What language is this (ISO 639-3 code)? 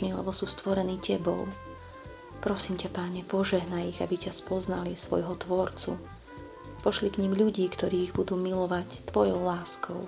slk